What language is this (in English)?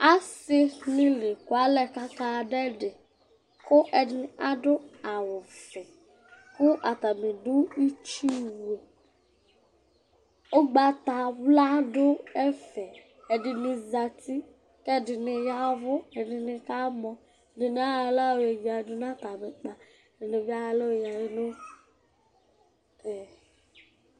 Ikposo